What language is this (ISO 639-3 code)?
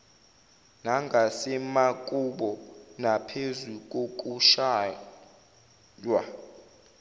zul